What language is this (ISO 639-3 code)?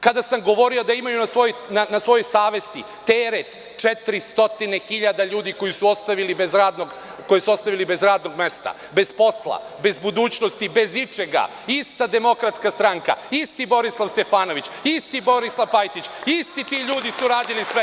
srp